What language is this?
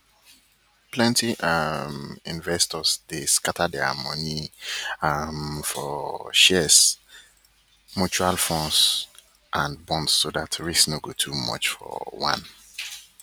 Nigerian Pidgin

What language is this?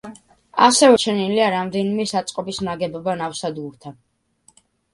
Georgian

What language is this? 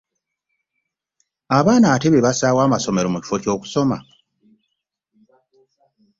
Ganda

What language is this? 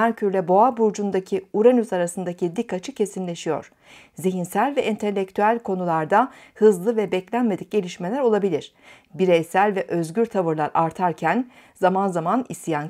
Turkish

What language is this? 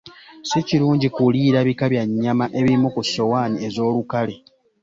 Ganda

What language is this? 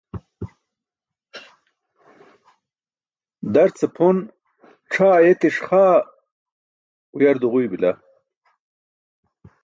Burushaski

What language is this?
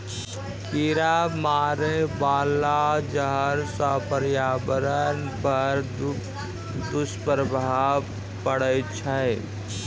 Maithili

